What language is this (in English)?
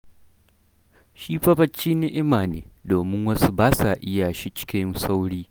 Hausa